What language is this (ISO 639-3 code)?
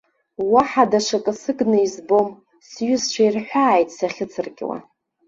abk